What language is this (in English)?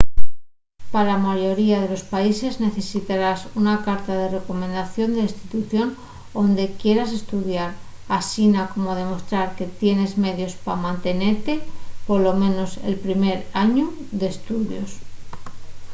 Asturian